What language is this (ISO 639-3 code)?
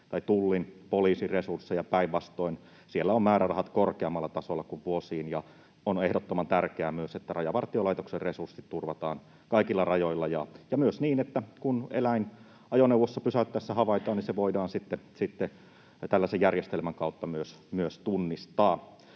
fin